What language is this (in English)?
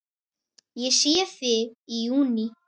Icelandic